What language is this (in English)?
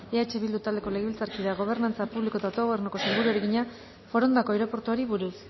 Basque